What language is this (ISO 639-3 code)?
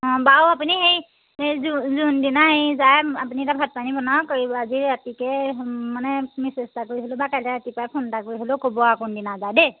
asm